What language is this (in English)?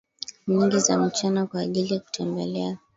Swahili